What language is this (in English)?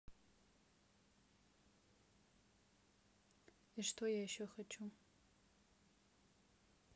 Russian